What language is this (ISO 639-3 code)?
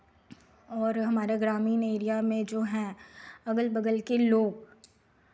hin